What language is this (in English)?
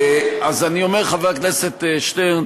Hebrew